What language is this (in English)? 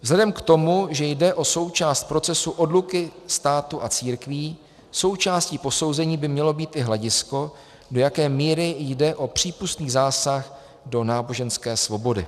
Czech